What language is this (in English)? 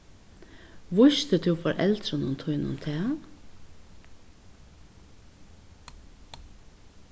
Faroese